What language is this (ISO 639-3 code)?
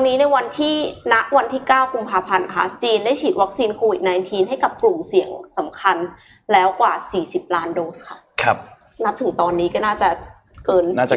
tha